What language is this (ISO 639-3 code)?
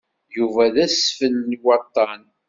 kab